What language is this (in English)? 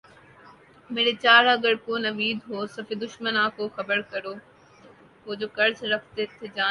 Urdu